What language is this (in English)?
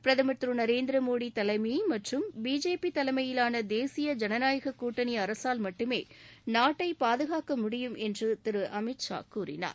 Tamil